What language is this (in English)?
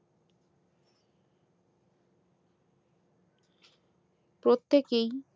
Bangla